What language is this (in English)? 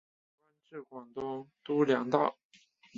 Chinese